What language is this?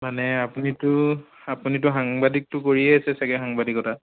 Assamese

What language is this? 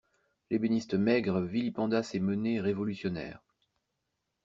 French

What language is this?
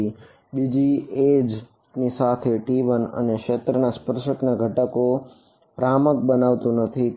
Gujarati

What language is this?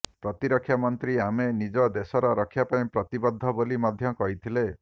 Odia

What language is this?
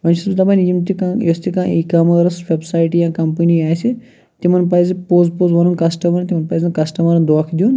Kashmiri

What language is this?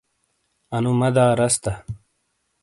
Shina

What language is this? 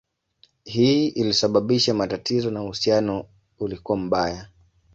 Swahili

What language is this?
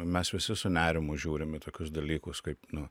Lithuanian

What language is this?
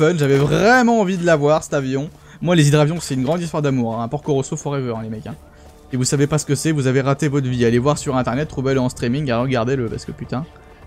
French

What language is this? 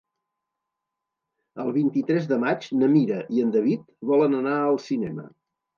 Catalan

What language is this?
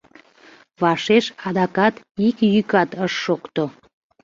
Mari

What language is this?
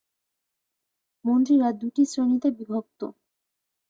Bangla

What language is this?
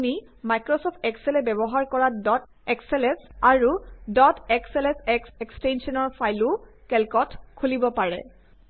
Assamese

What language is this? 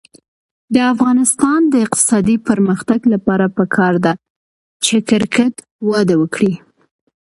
Pashto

